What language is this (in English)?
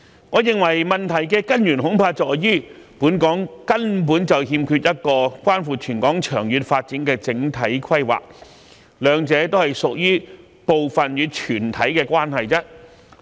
Cantonese